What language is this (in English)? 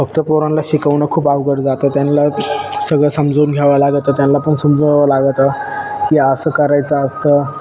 Marathi